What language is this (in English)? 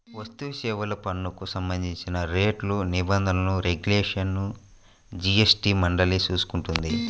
Telugu